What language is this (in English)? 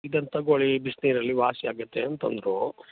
Kannada